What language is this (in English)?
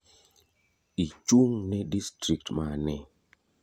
Luo (Kenya and Tanzania)